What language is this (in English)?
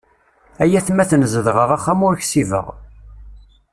Kabyle